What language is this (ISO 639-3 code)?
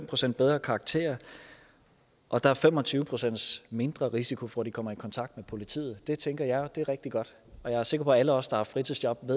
dan